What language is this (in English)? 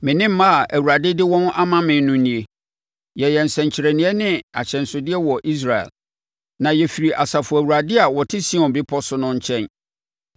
Akan